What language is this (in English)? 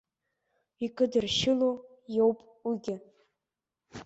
Abkhazian